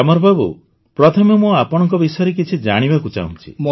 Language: Odia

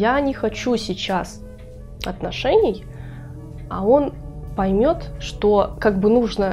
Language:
Russian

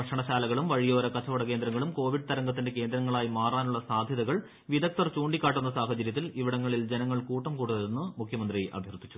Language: Malayalam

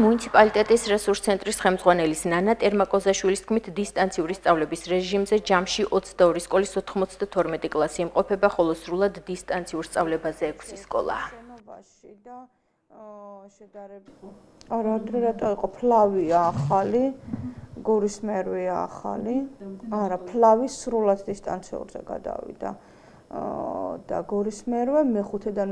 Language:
Turkish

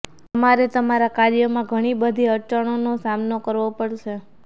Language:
Gujarati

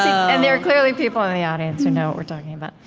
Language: English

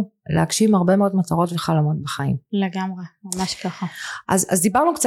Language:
Hebrew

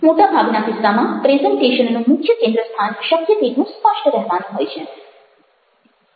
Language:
Gujarati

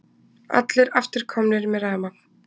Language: Icelandic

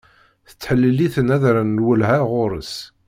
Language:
Kabyle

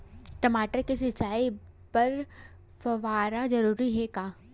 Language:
Chhattisgarhi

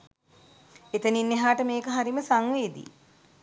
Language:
Sinhala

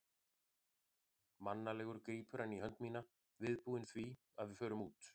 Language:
Icelandic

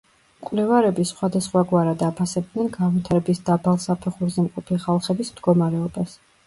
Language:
Georgian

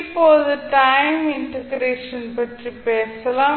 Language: Tamil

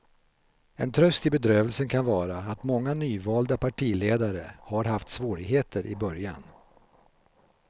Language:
Swedish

